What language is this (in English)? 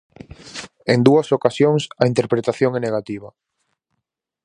Galician